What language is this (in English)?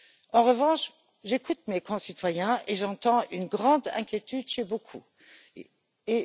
French